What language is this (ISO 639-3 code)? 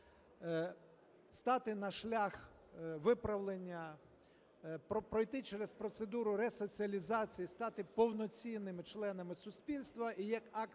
ukr